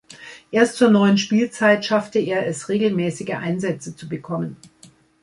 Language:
German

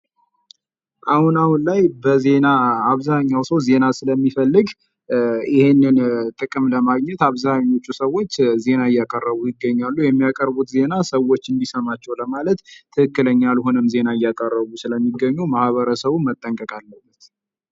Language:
Amharic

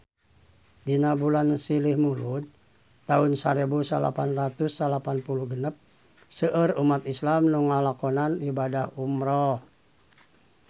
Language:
Sundanese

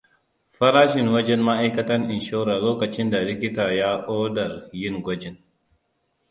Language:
Hausa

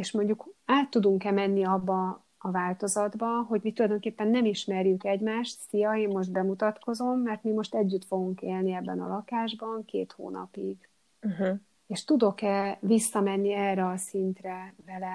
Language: Hungarian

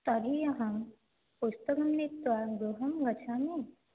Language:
Sanskrit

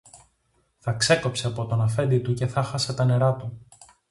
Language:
Greek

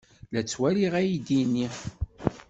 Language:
Kabyle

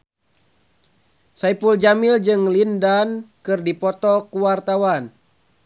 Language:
Sundanese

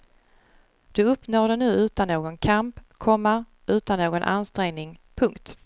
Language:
Swedish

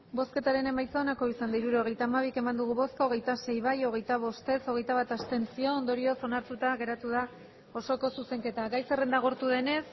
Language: Basque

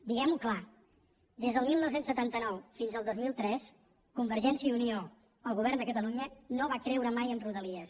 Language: Catalan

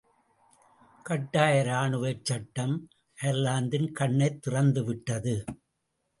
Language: Tamil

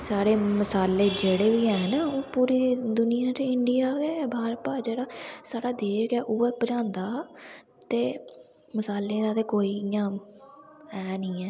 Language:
Dogri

